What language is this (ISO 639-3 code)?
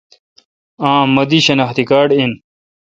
xka